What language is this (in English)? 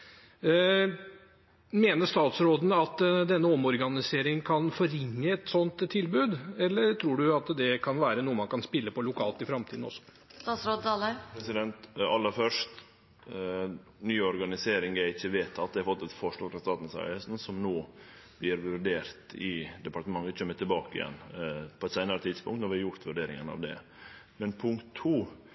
Norwegian